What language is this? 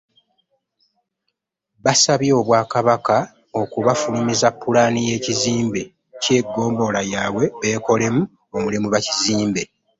Ganda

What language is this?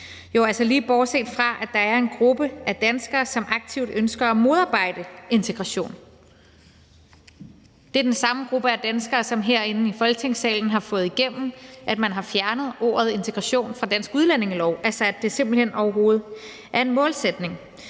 Danish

